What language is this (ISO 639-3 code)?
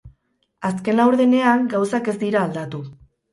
eus